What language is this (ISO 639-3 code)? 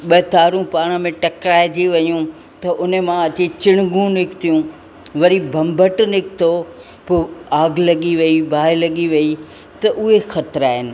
snd